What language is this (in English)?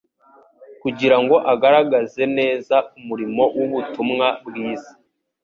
Kinyarwanda